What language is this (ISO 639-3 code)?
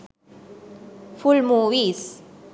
sin